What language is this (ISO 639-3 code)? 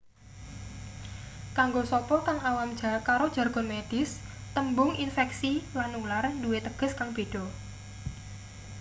jav